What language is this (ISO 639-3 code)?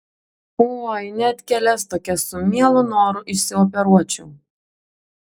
lit